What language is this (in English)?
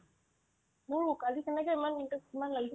Assamese